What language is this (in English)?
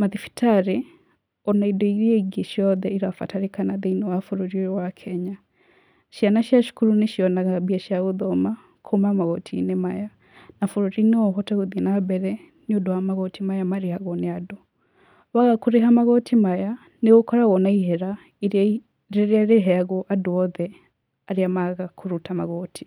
Kikuyu